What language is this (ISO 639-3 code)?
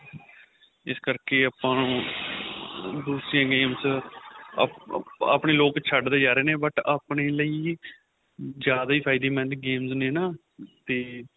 pan